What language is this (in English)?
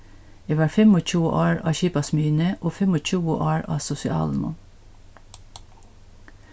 Faroese